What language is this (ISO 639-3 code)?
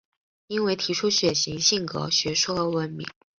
zho